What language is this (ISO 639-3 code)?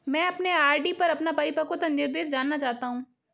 hin